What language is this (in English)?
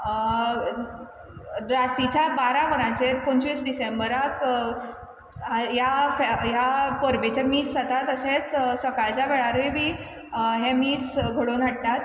Konkani